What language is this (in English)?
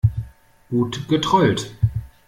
German